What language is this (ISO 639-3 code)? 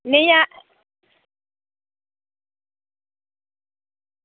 doi